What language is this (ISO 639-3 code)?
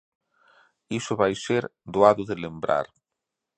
glg